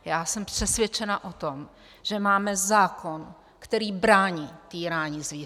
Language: Czech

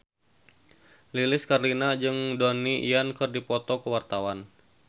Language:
Sundanese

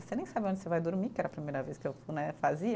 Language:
Portuguese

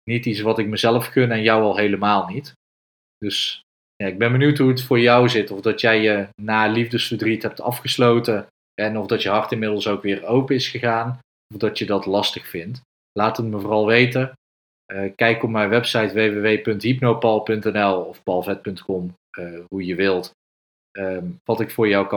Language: Dutch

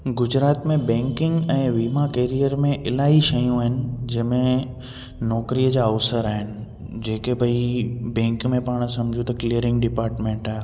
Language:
Sindhi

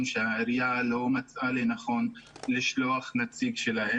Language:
Hebrew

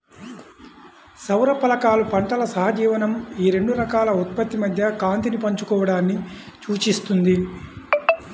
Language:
Telugu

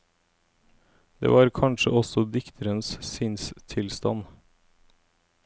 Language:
Norwegian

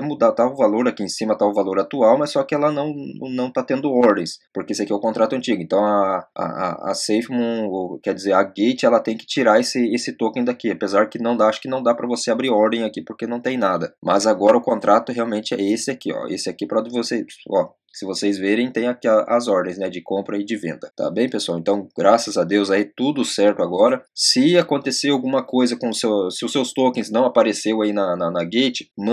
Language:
Portuguese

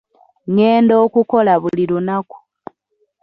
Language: Ganda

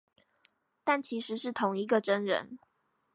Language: Chinese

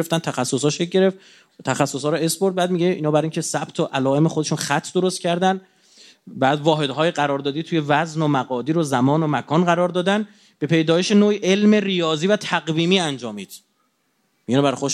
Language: Persian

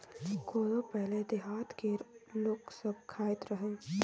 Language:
Maithili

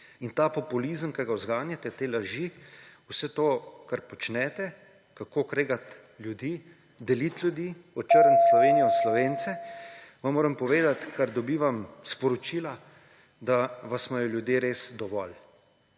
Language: Slovenian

